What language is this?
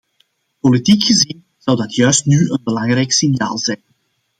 Dutch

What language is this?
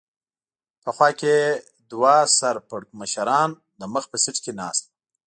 Pashto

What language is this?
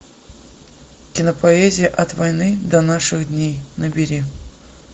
Russian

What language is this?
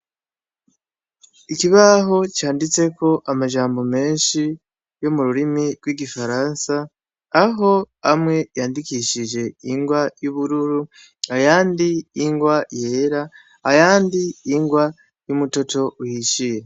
Rundi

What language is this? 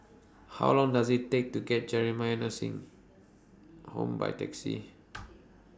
English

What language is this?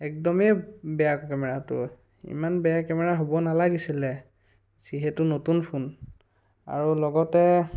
Assamese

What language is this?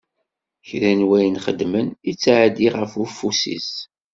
Kabyle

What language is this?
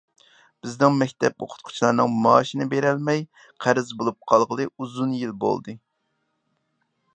Uyghur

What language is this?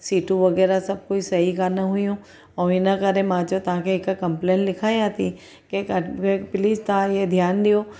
Sindhi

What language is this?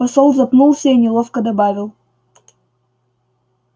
Russian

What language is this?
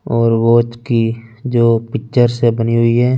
Hindi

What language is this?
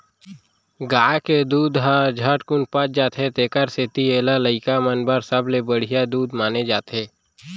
Chhattisgarhi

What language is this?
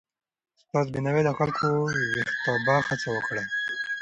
Pashto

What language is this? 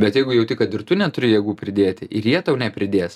Lithuanian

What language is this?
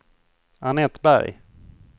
Swedish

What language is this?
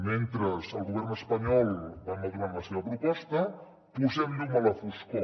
Catalan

